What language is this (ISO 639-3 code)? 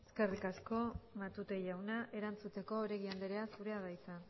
eus